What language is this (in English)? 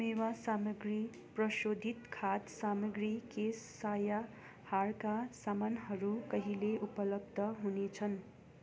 Nepali